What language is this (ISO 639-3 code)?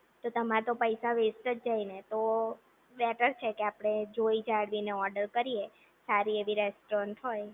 guj